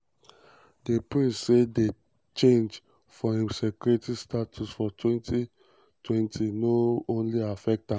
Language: Nigerian Pidgin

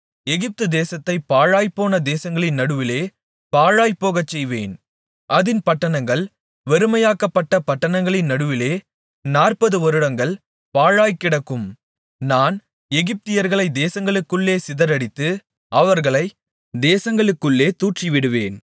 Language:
Tamil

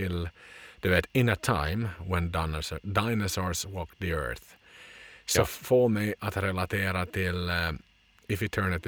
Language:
Swedish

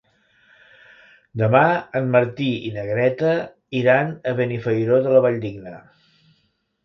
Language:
Catalan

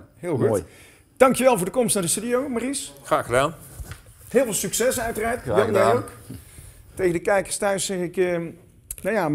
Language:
Dutch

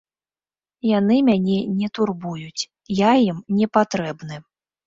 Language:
Belarusian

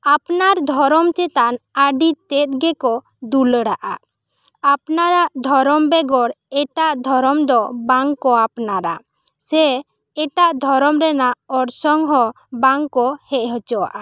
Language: Santali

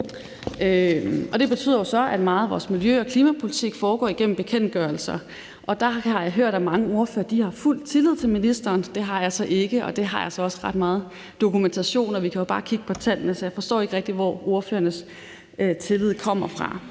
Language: Danish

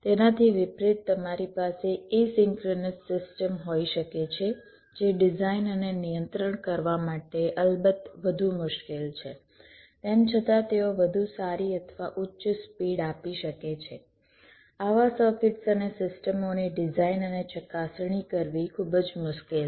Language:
Gujarati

